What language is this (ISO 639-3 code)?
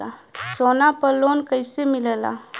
bho